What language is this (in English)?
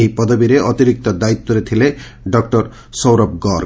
Odia